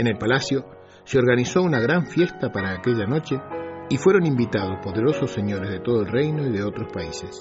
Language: Spanish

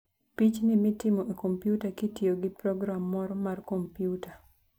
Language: Luo (Kenya and Tanzania)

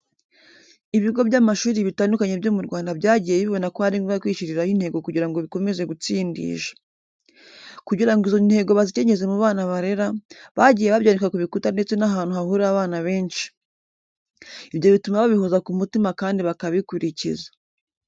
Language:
Kinyarwanda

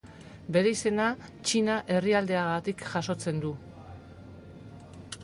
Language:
Basque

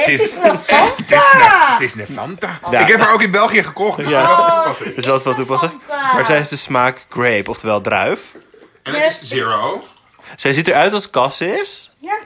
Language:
Dutch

